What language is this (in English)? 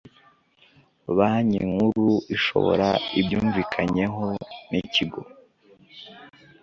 Kinyarwanda